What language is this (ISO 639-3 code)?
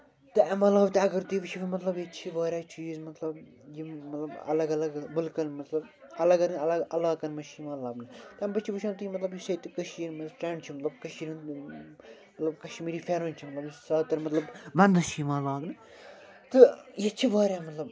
kas